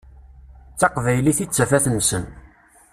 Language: Kabyle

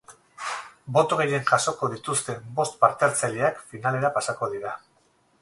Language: Basque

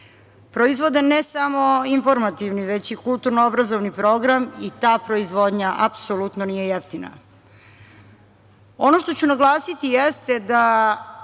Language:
Serbian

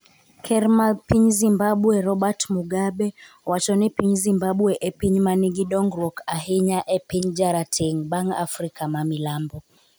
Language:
Luo (Kenya and Tanzania)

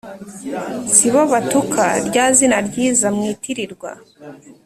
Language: Kinyarwanda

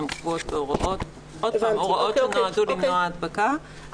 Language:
Hebrew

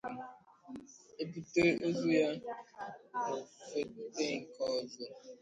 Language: Igbo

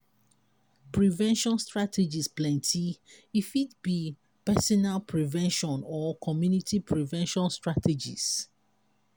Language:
Nigerian Pidgin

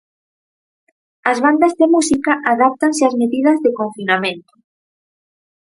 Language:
Galician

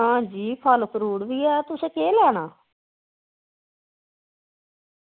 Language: Dogri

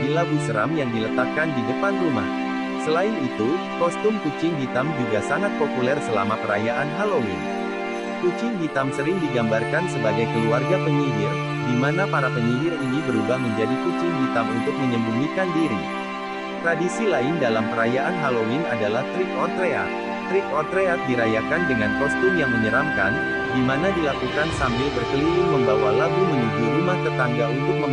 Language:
Indonesian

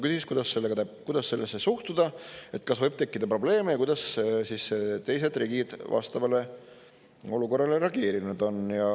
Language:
Estonian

